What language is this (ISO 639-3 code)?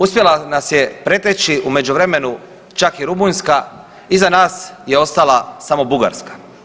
hrv